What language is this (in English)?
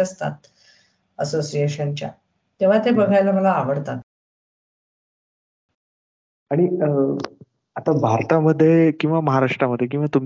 Marathi